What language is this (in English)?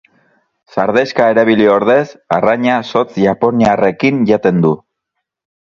Basque